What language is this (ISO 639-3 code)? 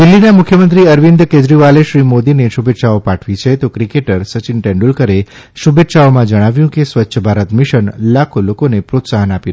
guj